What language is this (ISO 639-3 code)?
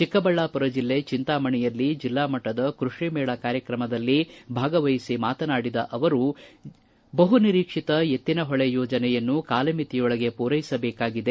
kan